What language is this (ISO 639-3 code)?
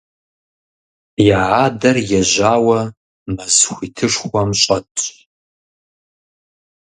kbd